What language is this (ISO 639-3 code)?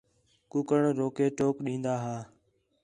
xhe